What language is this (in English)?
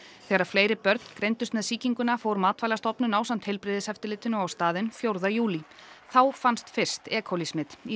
Icelandic